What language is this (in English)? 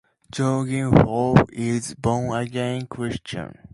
English